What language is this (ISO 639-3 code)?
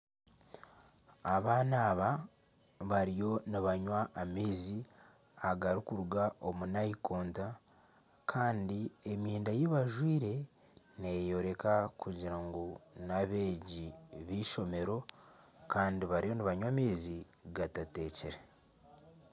nyn